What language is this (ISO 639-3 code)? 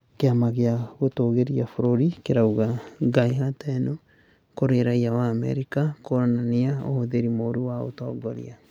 kik